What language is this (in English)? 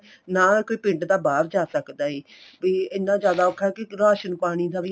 Punjabi